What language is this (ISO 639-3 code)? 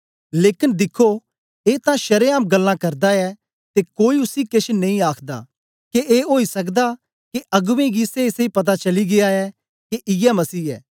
doi